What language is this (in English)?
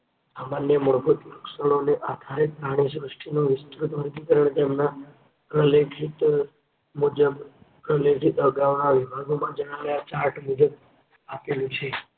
Gujarati